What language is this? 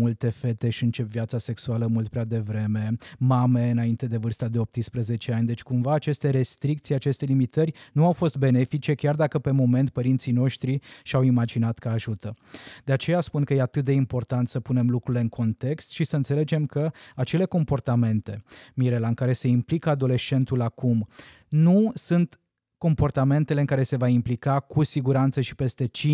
Romanian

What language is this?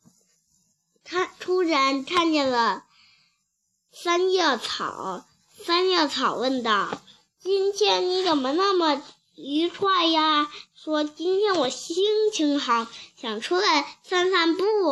Chinese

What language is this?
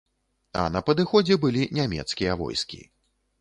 Belarusian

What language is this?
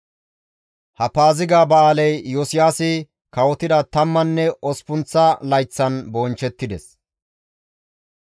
Gamo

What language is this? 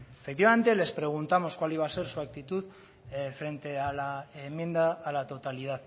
Spanish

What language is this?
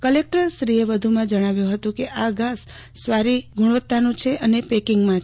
Gujarati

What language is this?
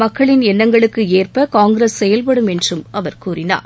Tamil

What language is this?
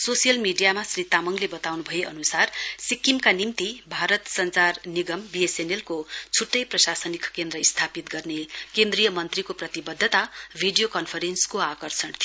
Nepali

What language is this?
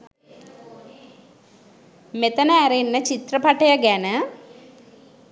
Sinhala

